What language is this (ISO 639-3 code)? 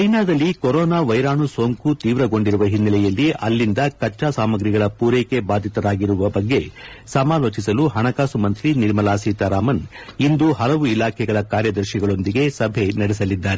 kan